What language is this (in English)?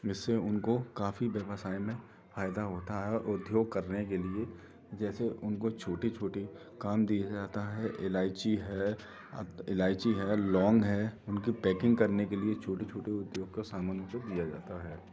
Hindi